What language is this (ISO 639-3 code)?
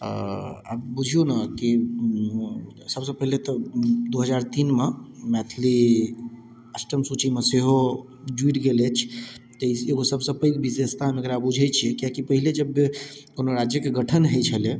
mai